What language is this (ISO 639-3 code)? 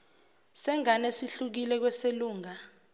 zul